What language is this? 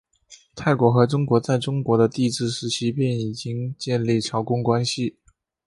Chinese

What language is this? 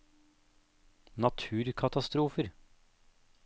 Norwegian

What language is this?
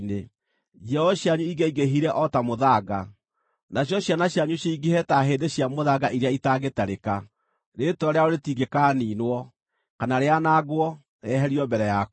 Kikuyu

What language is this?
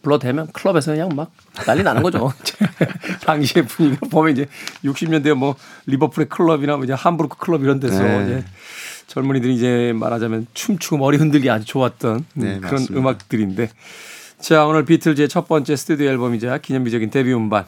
Korean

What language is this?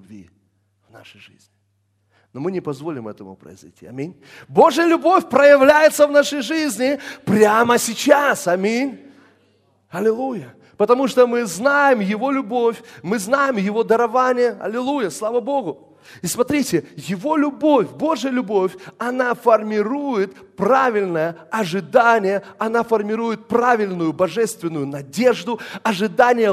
Russian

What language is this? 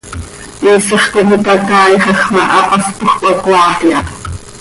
Seri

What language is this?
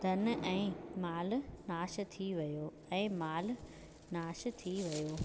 Sindhi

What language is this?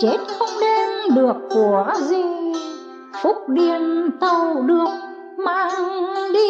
Vietnamese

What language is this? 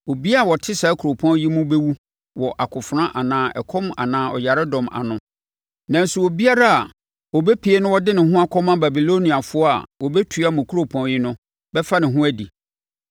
Akan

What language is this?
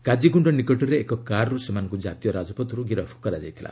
Odia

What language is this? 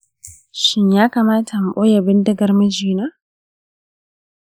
Hausa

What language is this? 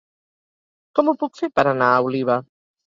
Catalan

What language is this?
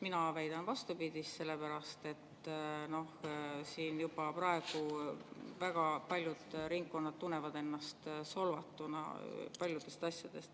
Estonian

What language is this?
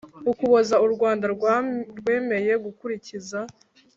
Kinyarwanda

